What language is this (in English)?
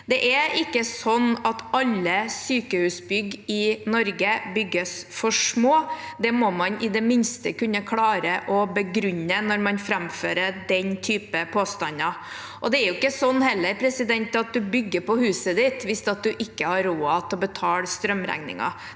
Norwegian